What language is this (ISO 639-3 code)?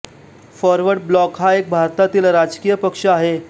mar